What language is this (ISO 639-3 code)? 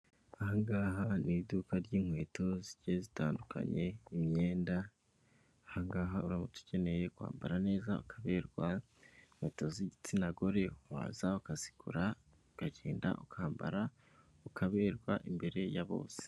kin